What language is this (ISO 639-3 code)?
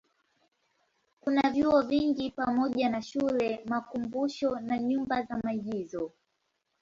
swa